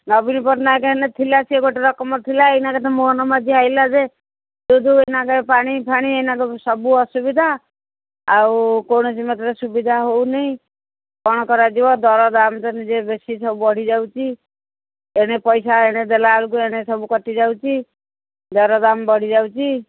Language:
Odia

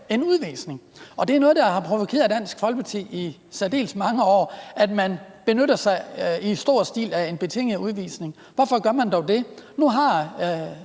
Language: Danish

